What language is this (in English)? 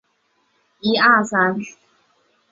Chinese